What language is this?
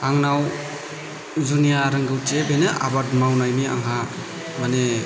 Bodo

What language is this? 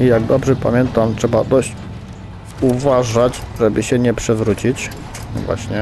Polish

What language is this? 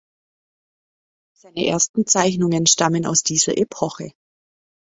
German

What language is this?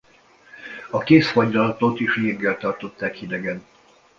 Hungarian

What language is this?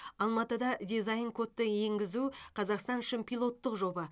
Kazakh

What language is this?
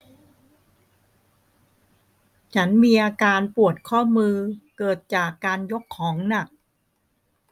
Thai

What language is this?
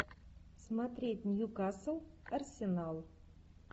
Russian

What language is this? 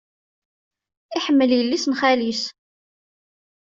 Kabyle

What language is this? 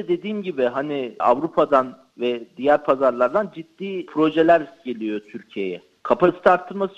Turkish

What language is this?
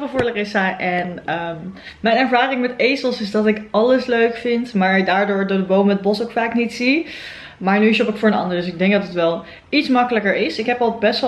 Dutch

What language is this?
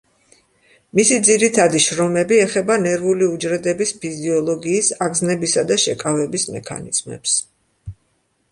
Georgian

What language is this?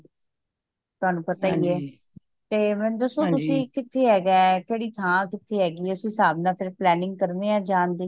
Punjabi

